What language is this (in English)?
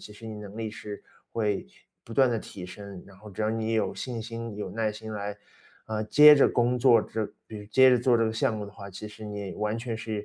Chinese